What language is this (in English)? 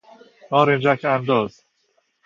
Persian